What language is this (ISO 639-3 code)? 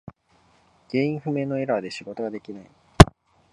jpn